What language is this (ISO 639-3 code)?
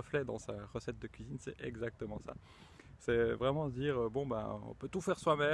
fra